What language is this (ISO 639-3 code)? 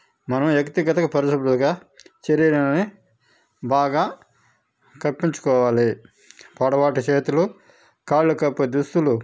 tel